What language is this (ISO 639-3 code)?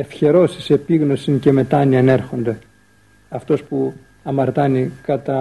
ell